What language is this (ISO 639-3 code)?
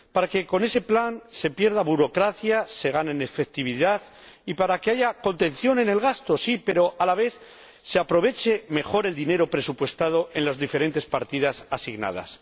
spa